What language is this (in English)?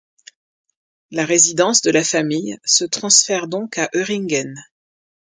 French